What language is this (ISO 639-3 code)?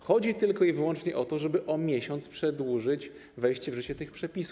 pol